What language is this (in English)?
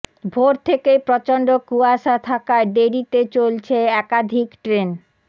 Bangla